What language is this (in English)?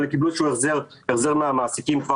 Hebrew